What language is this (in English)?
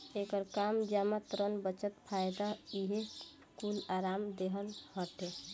Bhojpuri